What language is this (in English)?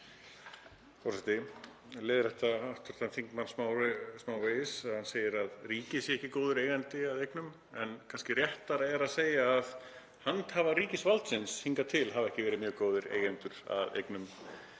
Icelandic